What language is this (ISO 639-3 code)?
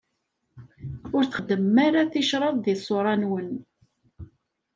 kab